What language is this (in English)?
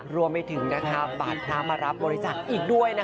Thai